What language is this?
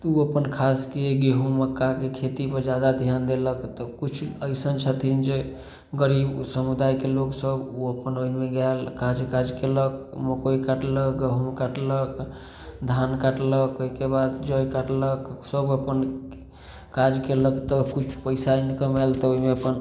Maithili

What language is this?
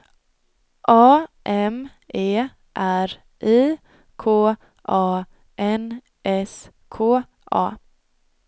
Swedish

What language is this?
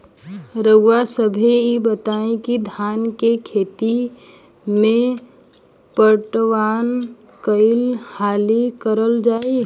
Bhojpuri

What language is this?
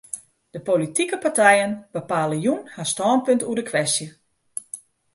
Western Frisian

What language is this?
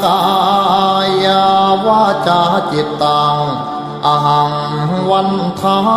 Thai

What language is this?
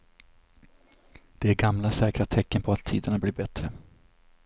Swedish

